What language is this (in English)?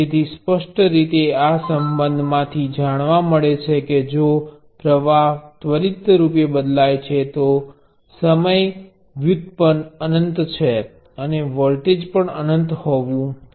Gujarati